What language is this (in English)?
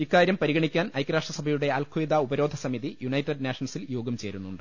Malayalam